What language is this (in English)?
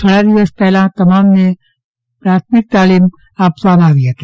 Gujarati